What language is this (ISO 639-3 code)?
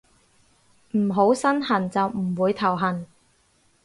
yue